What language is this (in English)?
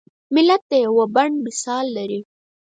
Pashto